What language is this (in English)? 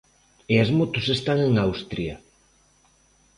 Galician